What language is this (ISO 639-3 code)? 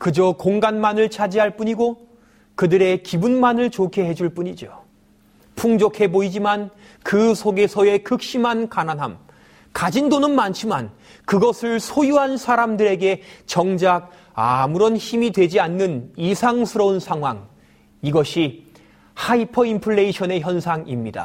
kor